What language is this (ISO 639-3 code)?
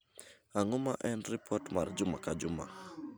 luo